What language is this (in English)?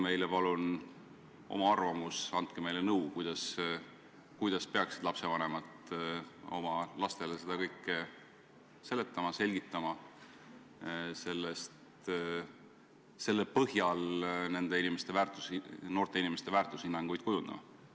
Estonian